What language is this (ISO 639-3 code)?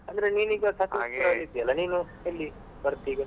kan